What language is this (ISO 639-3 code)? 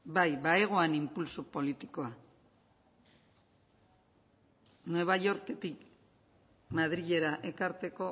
eus